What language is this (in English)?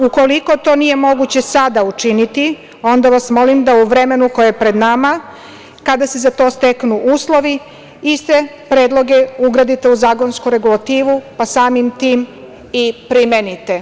Serbian